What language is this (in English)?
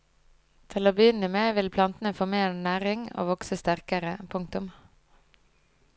Norwegian